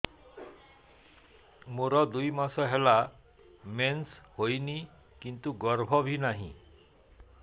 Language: Odia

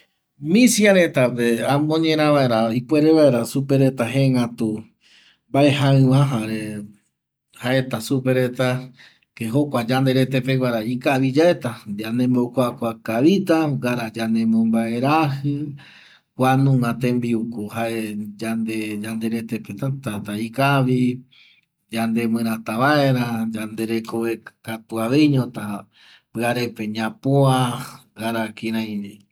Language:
Eastern Bolivian Guaraní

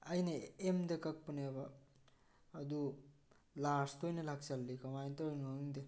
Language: Manipuri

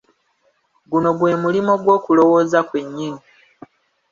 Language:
Ganda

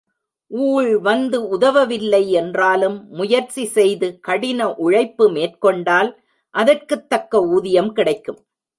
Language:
Tamil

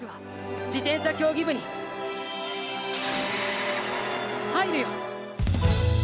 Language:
Japanese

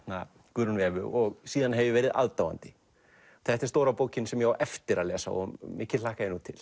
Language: Icelandic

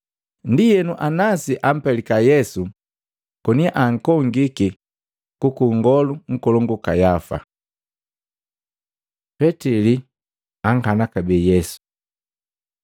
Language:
Matengo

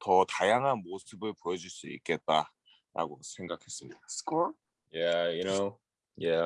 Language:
Korean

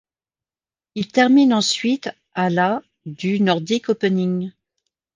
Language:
French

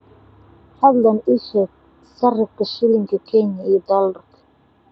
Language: Somali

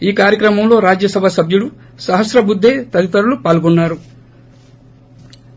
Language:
Telugu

